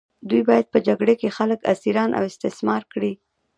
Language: Pashto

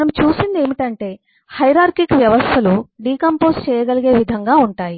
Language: Telugu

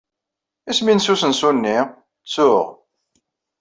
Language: Kabyle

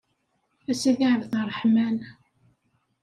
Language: Kabyle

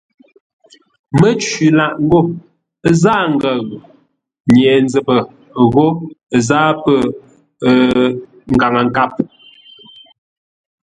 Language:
Ngombale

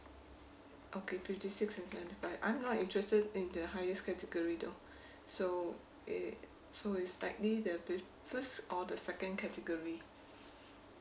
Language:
English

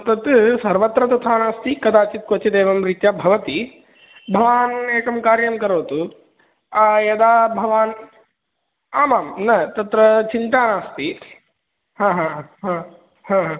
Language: Sanskrit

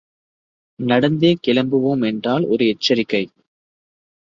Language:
Tamil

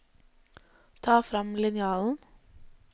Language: Norwegian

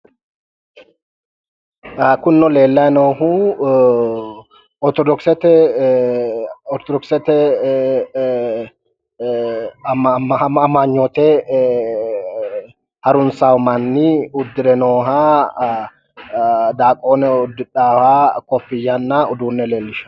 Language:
Sidamo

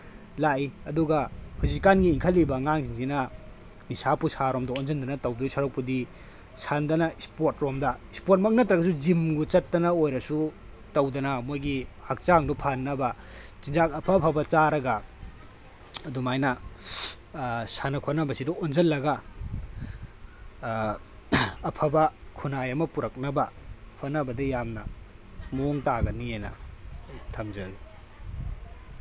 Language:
Manipuri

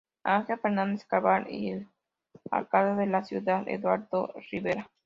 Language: Spanish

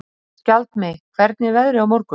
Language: Icelandic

